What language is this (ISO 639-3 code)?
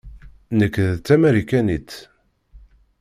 kab